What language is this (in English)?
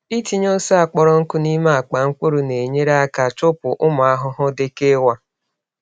Igbo